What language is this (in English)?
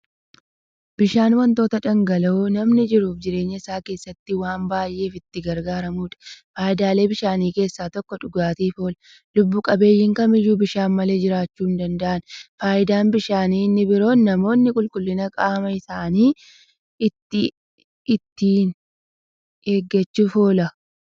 Oromo